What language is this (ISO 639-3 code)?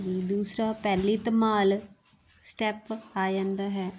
pan